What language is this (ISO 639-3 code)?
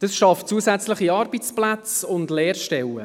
gsw